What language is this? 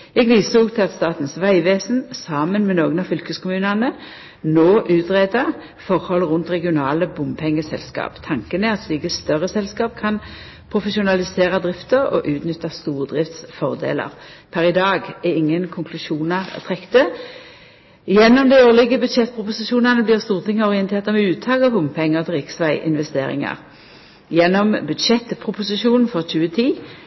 Norwegian Nynorsk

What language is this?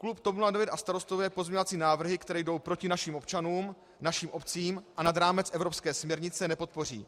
Czech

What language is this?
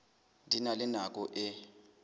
Southern Sotho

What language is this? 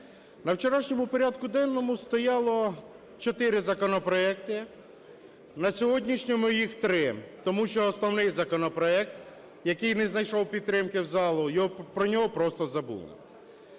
Ukrainian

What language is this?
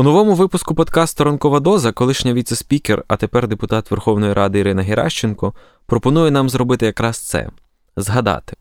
Ukrainian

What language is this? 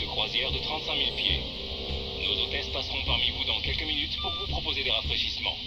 French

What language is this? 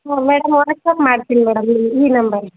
Kannada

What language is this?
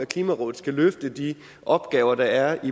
Danish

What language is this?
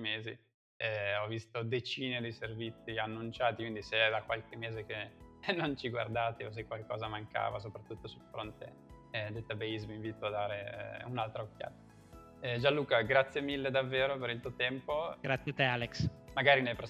Italian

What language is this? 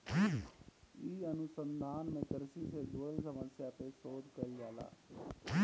Bhojpuri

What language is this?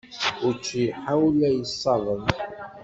Kabyle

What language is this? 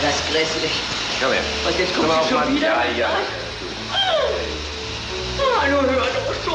German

